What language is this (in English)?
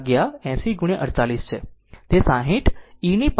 Gujarati